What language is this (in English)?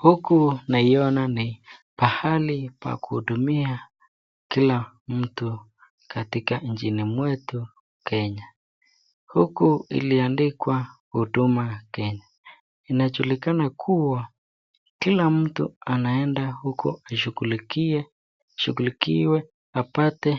Swahili